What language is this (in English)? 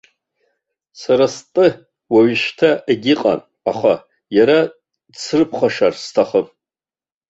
Abkhazian